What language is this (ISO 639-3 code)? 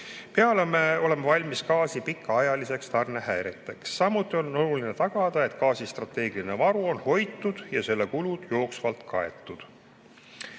est